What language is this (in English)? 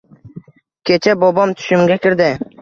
Uzbek